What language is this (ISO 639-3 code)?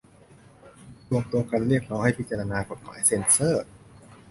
tha